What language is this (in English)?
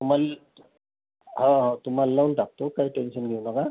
Marathi